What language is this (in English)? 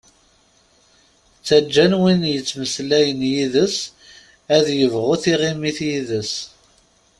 Kabyle